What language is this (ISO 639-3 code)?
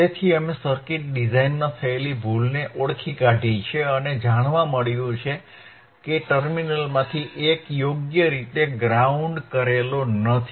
guj